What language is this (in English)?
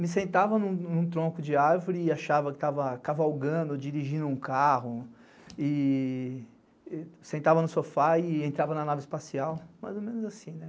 Portuguese